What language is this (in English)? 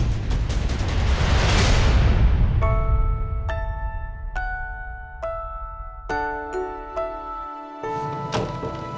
Indonesian